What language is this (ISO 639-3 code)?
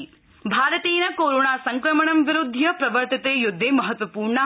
san